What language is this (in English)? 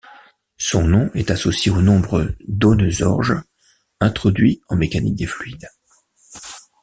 French